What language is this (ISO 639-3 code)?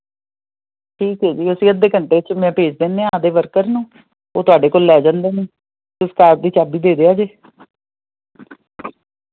pan